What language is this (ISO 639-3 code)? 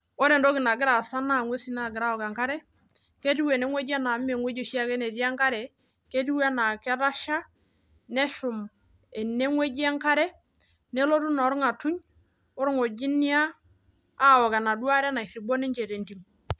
mas